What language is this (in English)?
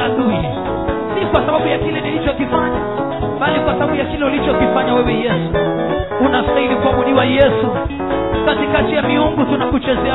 Romanian